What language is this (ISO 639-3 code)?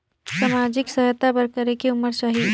hne